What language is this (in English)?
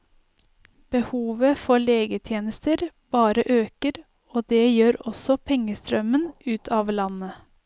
Norwegian